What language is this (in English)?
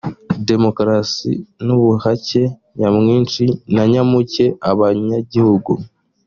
Kinyarwanda